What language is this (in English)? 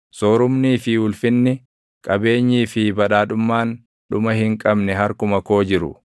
Oromo